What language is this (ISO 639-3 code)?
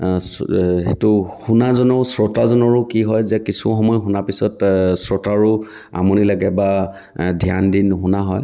asm